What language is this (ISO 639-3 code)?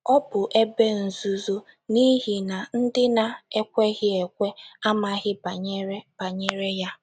ibo